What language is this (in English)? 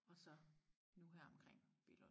Danish